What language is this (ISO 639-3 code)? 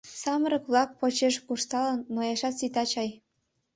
chm